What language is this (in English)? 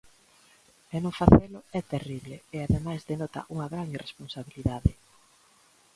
Galician